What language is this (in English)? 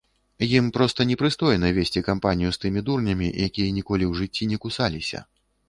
Belarusian